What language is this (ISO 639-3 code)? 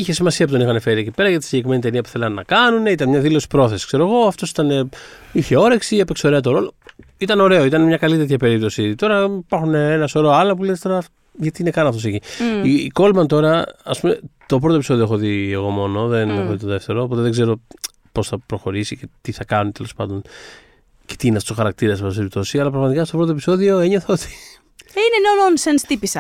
ell